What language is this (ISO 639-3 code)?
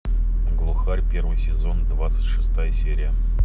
rus